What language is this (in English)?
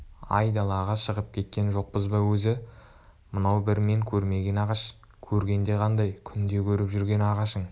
Kazakh